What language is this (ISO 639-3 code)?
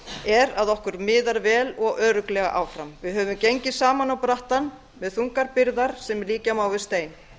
isl